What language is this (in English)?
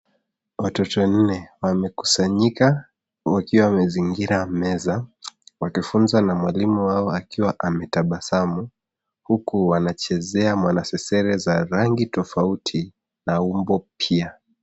Swahili